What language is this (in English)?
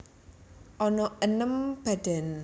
Javanese